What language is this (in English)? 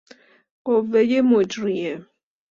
Persian